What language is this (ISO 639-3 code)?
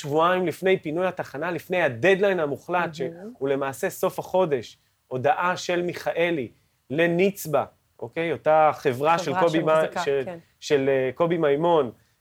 heb